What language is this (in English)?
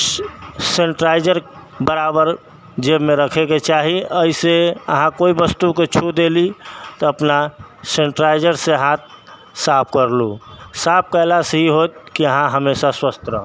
Maithili